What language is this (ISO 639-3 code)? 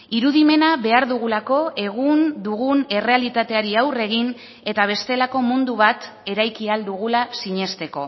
eus